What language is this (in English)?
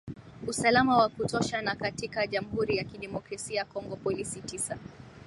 Swahili